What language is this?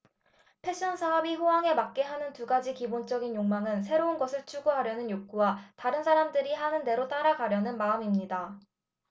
Korean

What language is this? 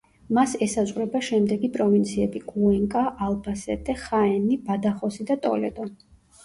Georgian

